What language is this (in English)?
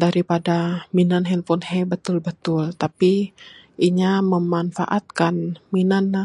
Bukar-Sadung Bidayuh